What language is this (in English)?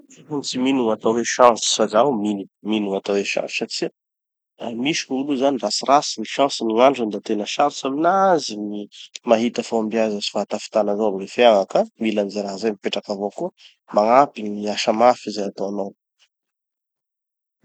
Tanosy Malagasy